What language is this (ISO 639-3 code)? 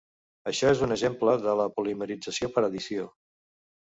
cat